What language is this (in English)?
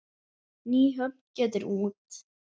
Icelandic